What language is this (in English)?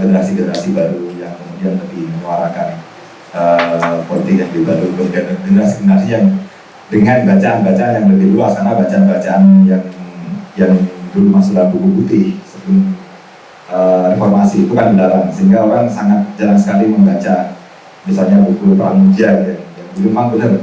Indonesian